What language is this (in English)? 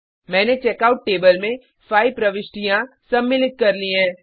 Hindi